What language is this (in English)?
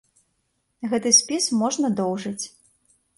Belarusian